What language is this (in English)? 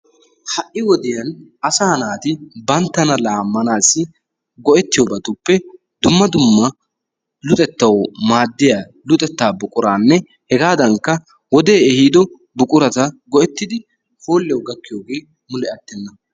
Wolaytta